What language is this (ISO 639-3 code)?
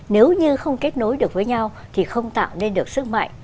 vie